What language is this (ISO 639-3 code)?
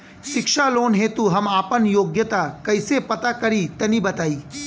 bho